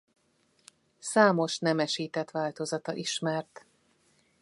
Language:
Hungarian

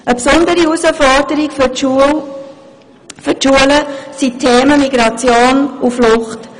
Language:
Swiss German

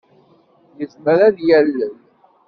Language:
Kabyle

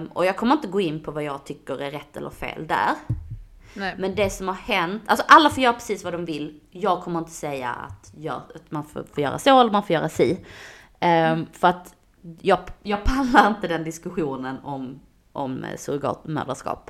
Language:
Swedish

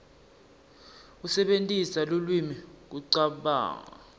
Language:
Swati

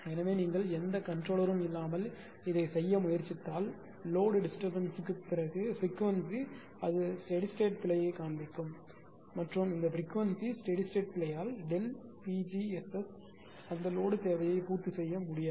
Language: Tamil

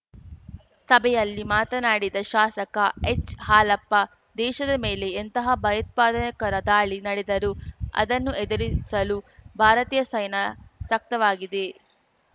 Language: Kannada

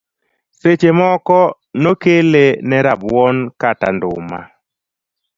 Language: Luo (Kenya and Tanzania)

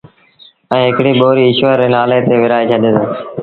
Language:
Sindhi Bhil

